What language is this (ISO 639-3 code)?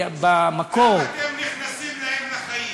heb